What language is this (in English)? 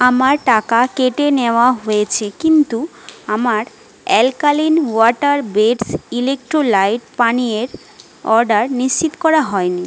Bangla